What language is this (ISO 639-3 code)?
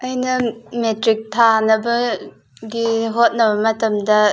mni